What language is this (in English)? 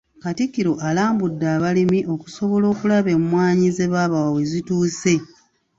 Ganda